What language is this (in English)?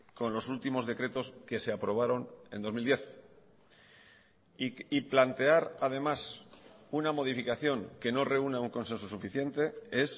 Spanish